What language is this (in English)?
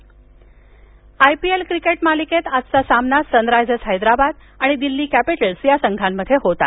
Marathi